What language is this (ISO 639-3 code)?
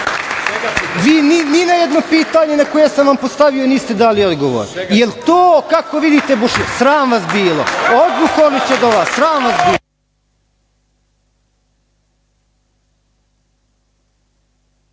srp